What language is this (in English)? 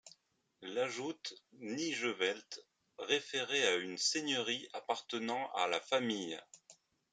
French